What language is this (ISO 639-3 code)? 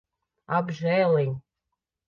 lav